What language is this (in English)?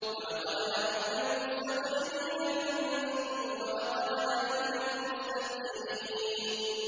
Arabic